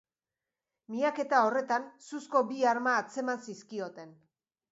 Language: Basque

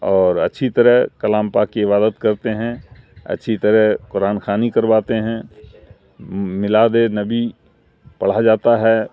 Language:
Urdu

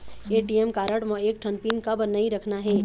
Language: Chhattisgarhi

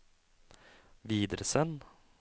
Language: Norwegian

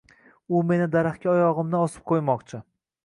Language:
Uzbek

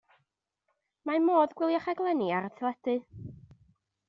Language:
Welsh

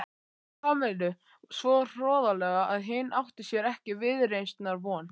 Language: Icelandic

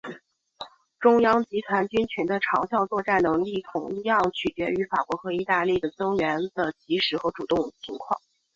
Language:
Chinese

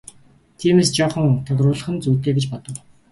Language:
Mongolian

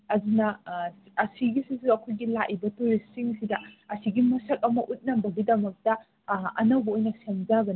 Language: Manipuri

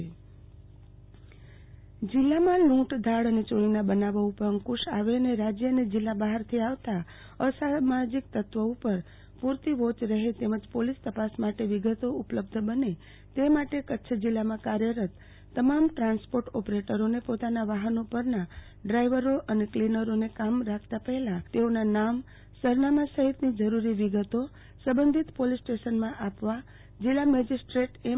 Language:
Gujarati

